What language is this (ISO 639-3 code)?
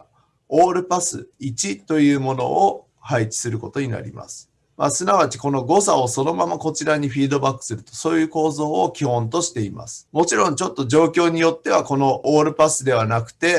jpn